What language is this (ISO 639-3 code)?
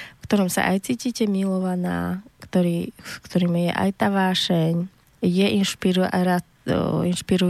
slk